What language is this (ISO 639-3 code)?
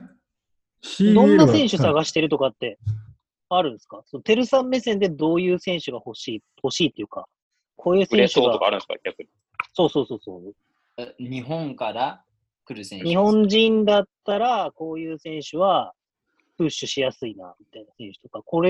jpn